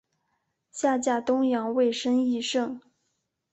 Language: Chinese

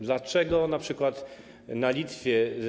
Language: Polish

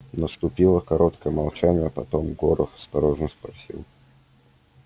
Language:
Russian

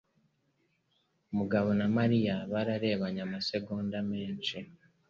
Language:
Kinyarwanda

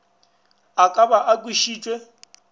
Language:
Northern Sotho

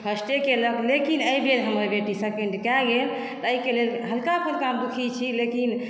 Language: Maithili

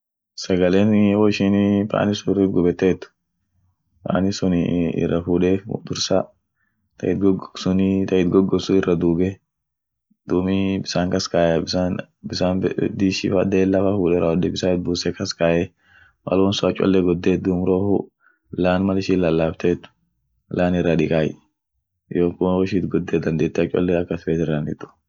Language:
Orma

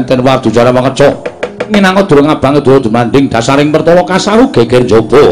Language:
Indonesian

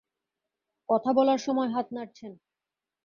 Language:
Bangla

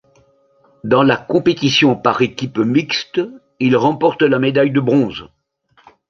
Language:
French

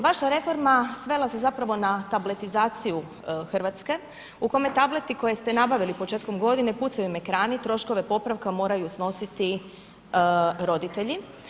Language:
Croatian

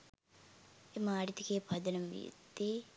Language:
Sinhala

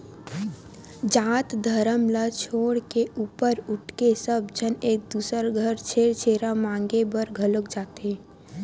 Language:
Chhattisgarhi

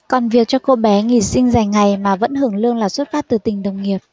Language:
Vietnamese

